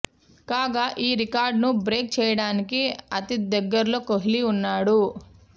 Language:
Telugu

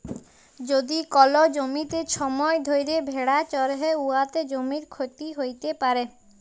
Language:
Bangla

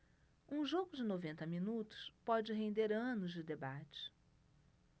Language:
Portuguese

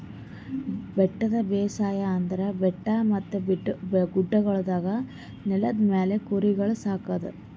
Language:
Kannada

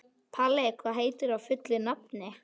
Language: Icelandic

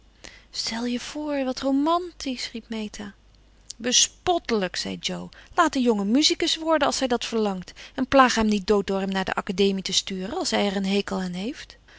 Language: Dutch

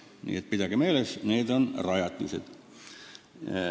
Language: Estonian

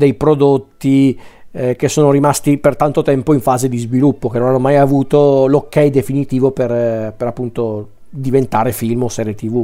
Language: Italian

